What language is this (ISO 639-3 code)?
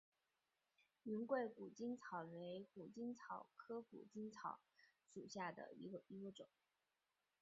zho